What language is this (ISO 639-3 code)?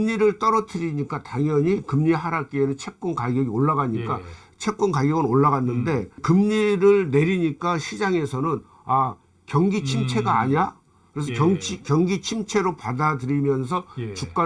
kor